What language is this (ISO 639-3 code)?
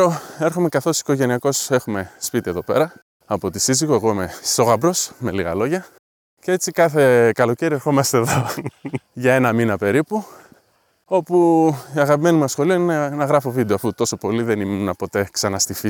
ell